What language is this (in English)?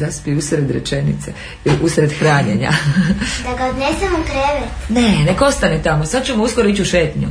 Croatian